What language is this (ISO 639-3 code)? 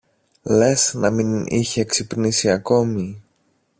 ell